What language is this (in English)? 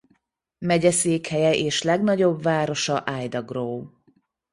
Hungarian